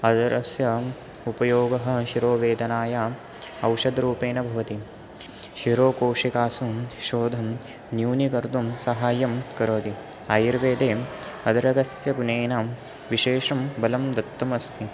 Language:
Sanskrit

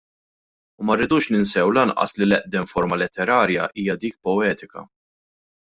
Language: Maltese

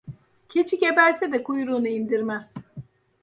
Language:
Turkish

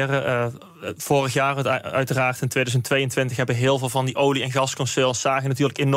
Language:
Dutch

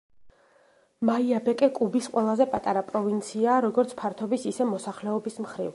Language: Georgian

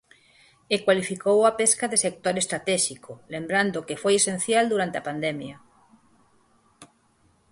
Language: Galician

